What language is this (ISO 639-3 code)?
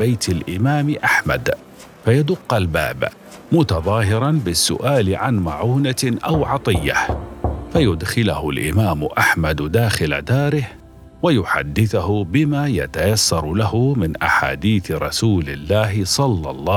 ara